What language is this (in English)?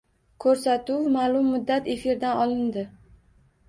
Uzbek